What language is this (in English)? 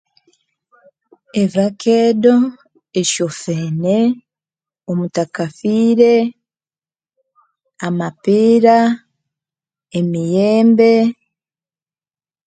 Konzo